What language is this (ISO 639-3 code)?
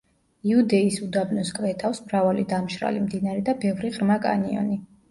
kat